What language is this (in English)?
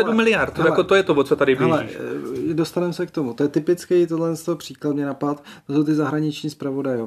Czech